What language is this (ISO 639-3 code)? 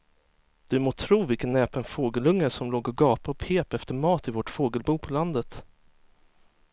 swe